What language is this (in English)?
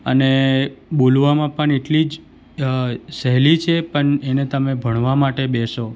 Gujarati